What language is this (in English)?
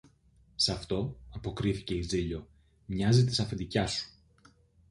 Greek